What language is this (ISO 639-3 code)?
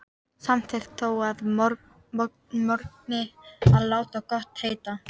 isl